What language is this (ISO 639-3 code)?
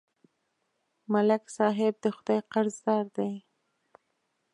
pus